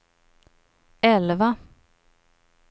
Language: Swedish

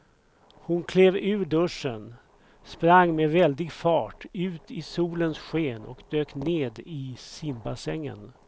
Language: Swedish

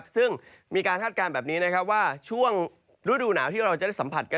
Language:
Thai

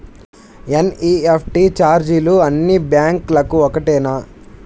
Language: Telugu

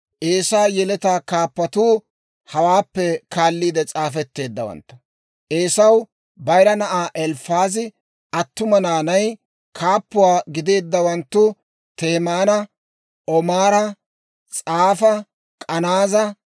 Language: Dawro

